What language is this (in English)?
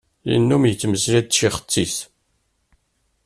Kabyle